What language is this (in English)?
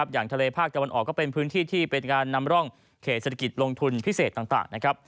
Thai